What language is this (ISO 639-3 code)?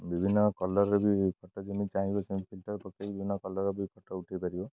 ori